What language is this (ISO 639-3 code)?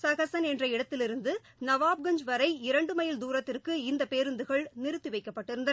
tam